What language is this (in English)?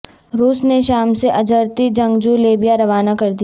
Urdu